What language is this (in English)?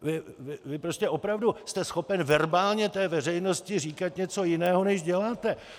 Czech